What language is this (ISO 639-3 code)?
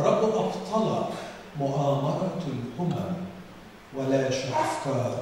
ara